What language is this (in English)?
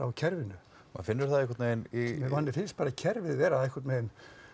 Icelandic